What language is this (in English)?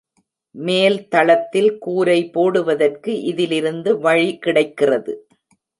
Tamil